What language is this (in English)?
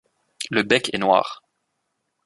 French